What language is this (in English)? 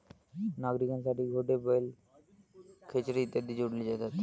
Marathi